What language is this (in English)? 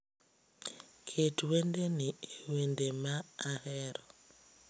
Luo (Kenya and Tanzania)